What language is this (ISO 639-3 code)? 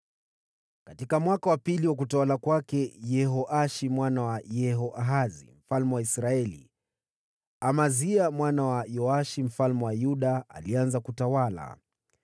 swa